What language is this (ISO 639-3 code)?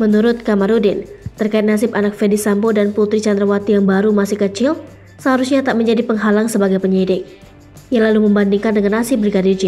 ind